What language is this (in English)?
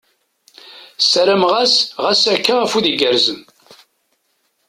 Kabyle